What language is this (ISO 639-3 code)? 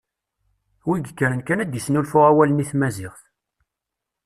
kab